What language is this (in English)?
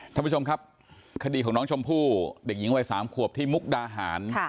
Thai